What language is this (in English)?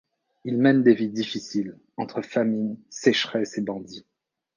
French